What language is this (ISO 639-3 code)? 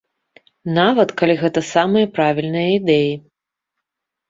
bel